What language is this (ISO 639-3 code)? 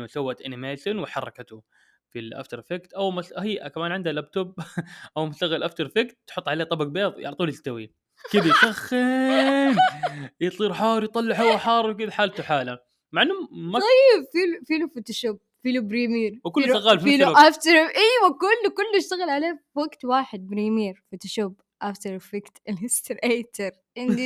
ara